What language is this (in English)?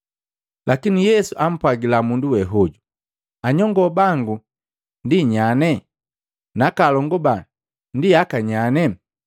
Matengo